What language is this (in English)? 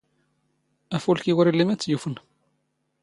Standard Moroccan Tamazight